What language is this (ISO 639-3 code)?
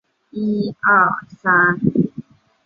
zho